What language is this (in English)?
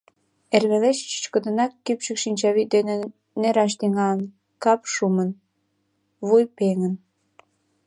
Mari